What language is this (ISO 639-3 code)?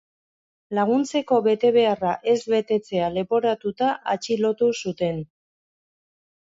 eus